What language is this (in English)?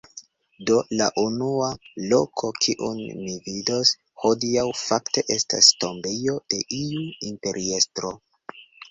Esperanto